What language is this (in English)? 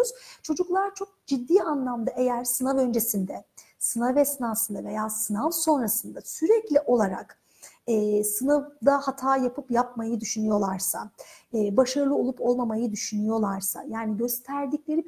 Turkish